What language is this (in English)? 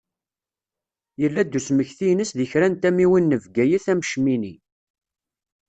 Kabyle